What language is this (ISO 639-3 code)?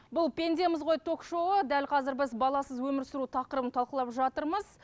kaz